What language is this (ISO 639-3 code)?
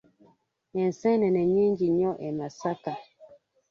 lug